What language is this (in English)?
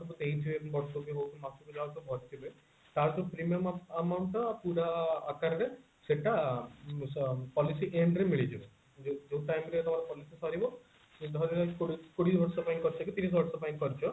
Odia